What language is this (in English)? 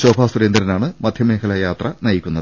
Malayalam